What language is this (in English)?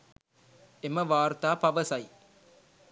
Sinhala